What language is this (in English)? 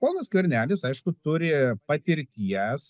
Lithuanian